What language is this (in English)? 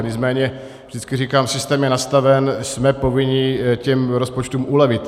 Czech